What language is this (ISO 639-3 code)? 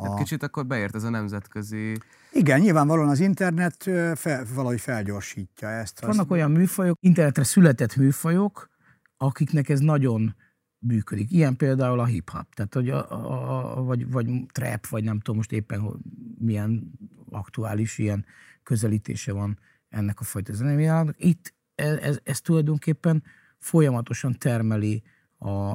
hun